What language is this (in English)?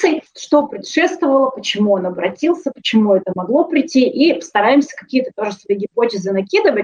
Russian